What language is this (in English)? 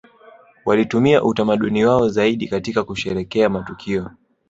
Swahili